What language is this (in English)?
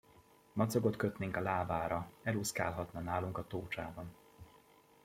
Hungarian